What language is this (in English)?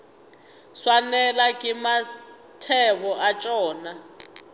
Northern Sotho